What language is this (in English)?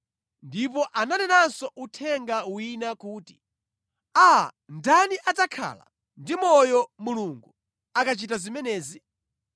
Nyanja